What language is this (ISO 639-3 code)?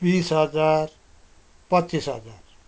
nep